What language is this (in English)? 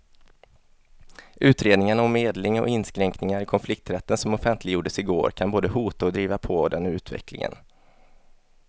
Swedish